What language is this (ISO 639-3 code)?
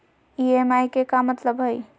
mag